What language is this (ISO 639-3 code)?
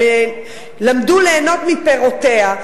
heb